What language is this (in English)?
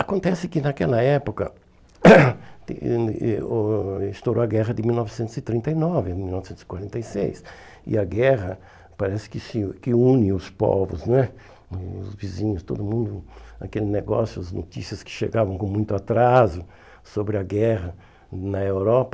Portuguese